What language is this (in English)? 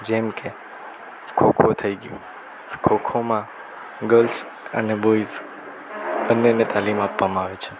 Gujarati